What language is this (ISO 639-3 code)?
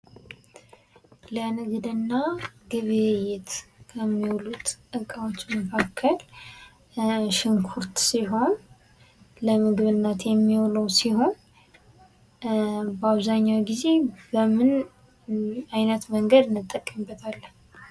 amh